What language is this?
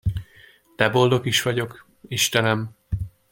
Hungarian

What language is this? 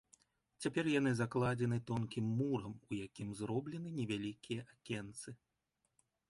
Belarusian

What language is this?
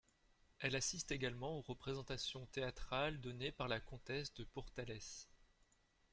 French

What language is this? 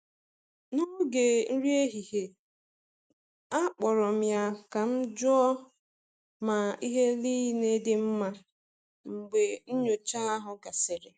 Igbo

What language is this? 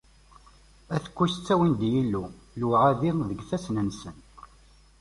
Kabyle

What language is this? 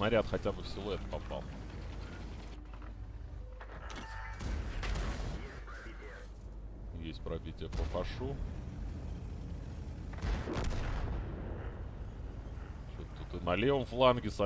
Russian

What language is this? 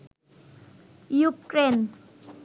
Bangla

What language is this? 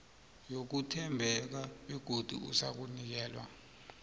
South Ndebele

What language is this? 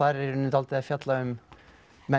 Icelandic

